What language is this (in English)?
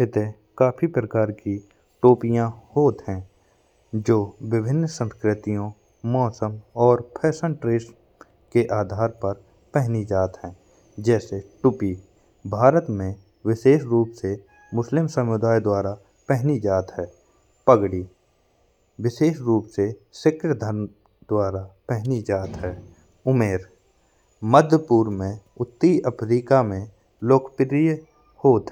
Bundeli